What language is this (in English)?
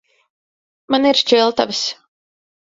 Latvian